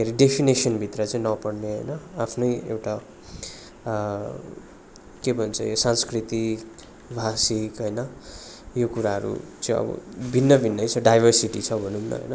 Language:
Nepali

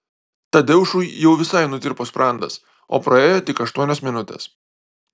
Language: Lithuanian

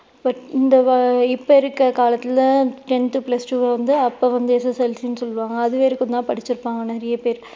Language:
Tamil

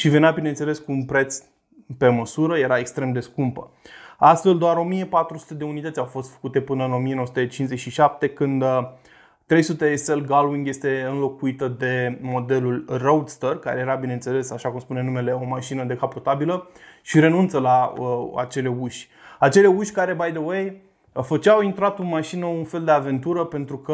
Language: Romanian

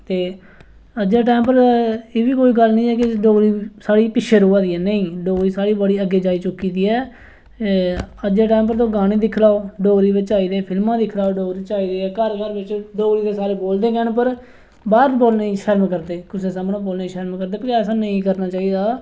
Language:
Dogri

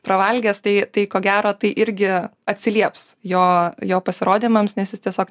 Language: Lithuanian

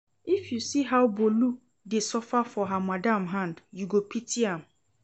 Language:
Nigerian Pidgin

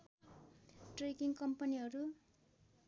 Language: Nepali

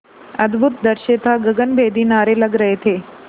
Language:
Hindi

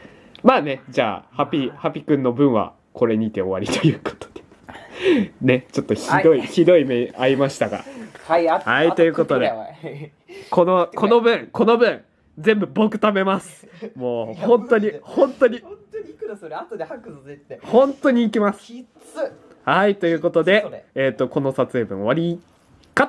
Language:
Japanese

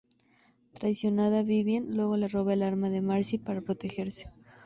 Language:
Spanish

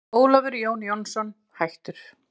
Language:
Icelandic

